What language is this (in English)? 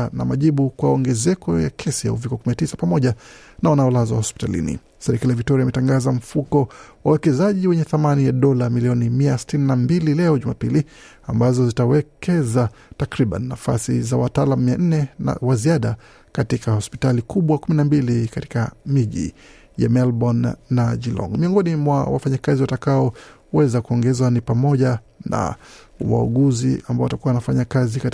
Swahili